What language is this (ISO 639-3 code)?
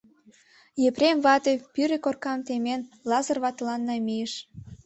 chm